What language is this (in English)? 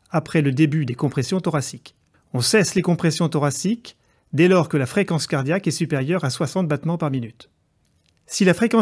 French